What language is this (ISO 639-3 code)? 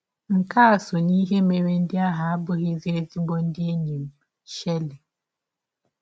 ibo